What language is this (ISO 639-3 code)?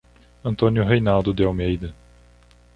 por